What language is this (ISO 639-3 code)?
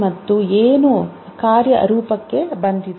kan